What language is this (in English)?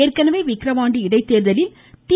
Tamil